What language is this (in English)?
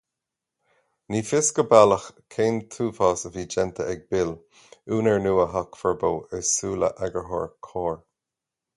Irish